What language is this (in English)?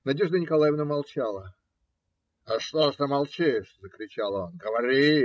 Russian